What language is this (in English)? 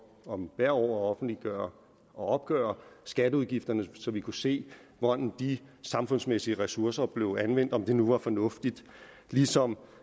Danish